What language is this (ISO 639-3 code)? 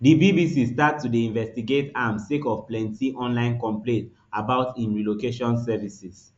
pcm